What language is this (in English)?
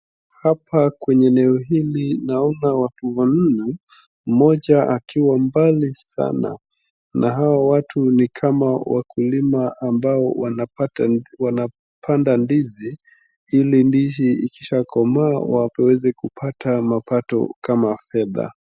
Swahili